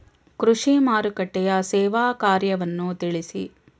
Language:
Kannada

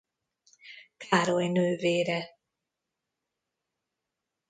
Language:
Hungarian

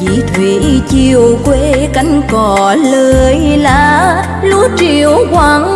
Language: Vietnamese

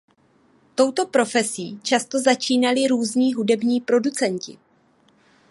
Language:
Czech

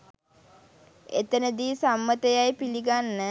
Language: Sinhala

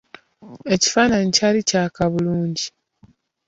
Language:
Ganda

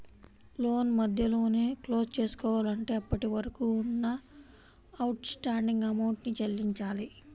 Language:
Telugu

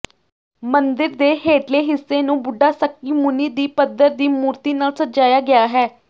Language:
Punjabi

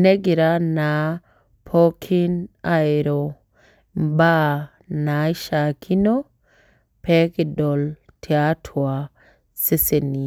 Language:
Masai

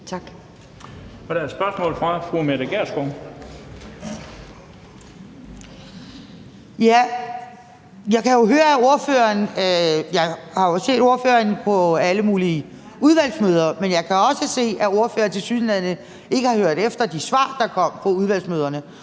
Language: Danish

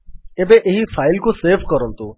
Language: Odia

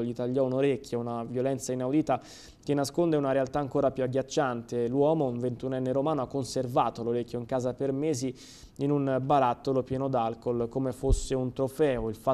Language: Italian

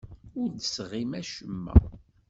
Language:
Kabyle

